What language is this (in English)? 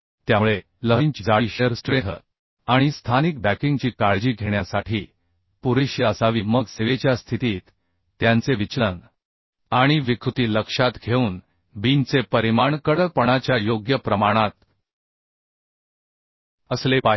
Marathi